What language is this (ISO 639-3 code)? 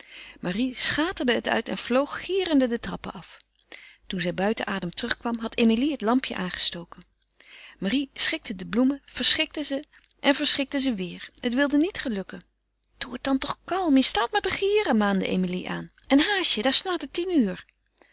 nld